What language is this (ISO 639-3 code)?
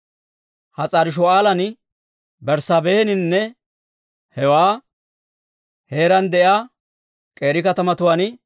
dwr